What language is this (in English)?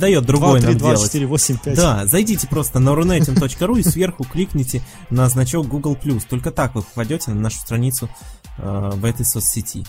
Russian